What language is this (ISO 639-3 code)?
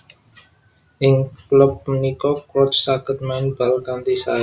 jav